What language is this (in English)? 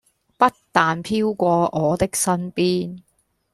Cantonese